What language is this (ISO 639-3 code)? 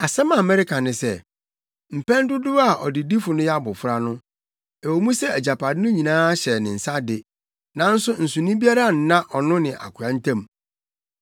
aka